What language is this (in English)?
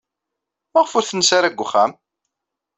Kabyle